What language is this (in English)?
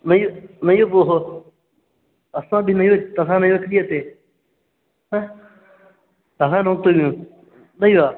Sanskrit